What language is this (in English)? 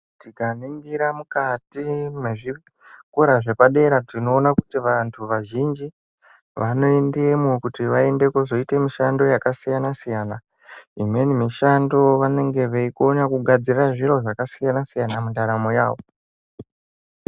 Ndau